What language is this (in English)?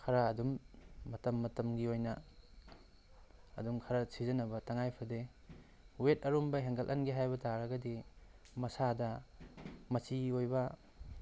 Manipuri